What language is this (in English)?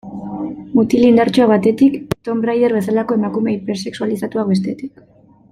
Basque